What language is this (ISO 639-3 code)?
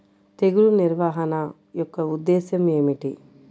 tel